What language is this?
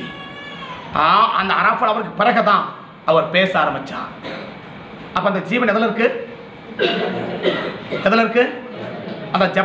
Indonesian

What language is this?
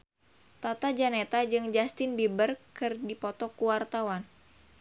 Sundanese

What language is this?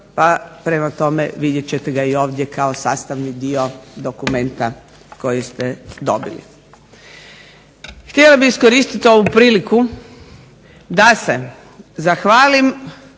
Croatian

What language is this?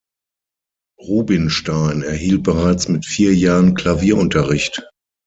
German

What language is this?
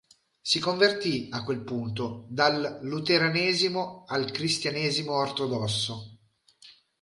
Italian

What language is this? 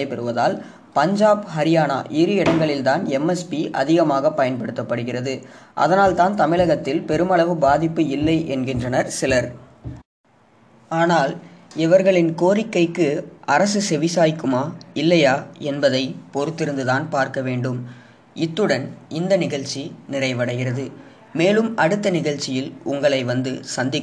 Gujarati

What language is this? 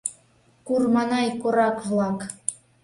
Mari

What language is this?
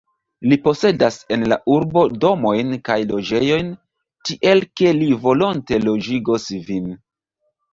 Esperanto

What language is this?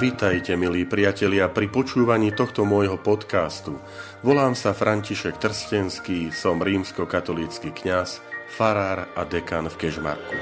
Slovak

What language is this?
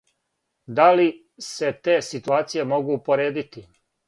Serbian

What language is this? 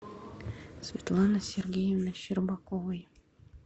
Russian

